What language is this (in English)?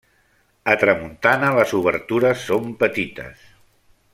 Catalan